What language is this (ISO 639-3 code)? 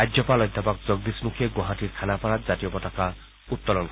asm